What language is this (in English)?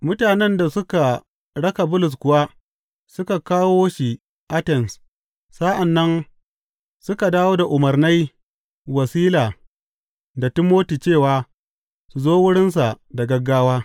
Hausa